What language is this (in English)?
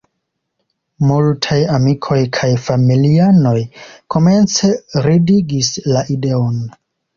Esperanto